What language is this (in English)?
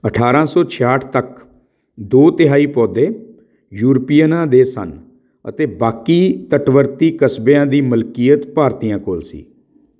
Punjabi